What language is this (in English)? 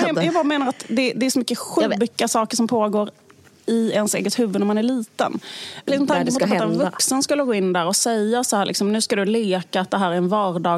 Swedish